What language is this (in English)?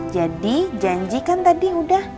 Indonesian